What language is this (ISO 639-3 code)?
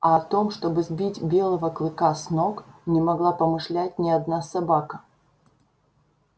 rus